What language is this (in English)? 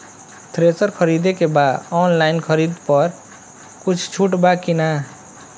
Bhojpuri